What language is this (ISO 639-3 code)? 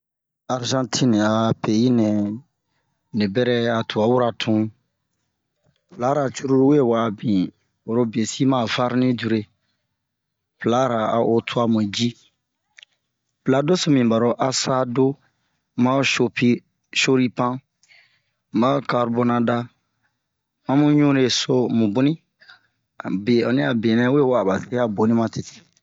bmq